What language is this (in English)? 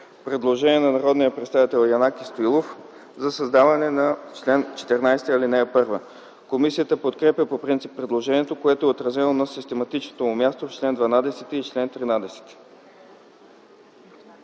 Bulgarian